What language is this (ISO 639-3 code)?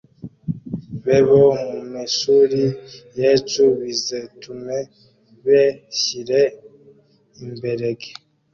kin